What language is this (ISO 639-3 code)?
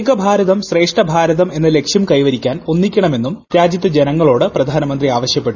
mal